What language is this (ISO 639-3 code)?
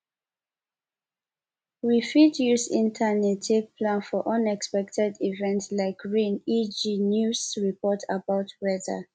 pcm